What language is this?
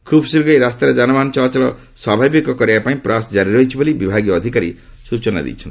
Odia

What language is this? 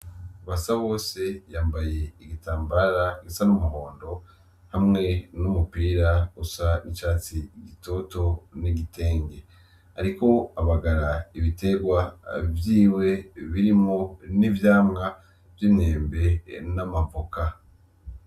Rundi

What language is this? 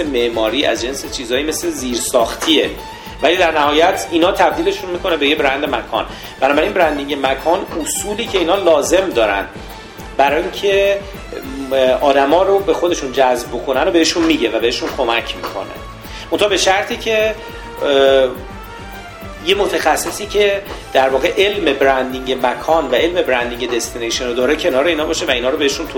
Persian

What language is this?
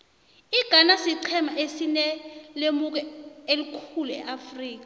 South Ndebele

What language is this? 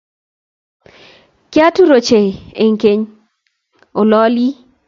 Kalenjin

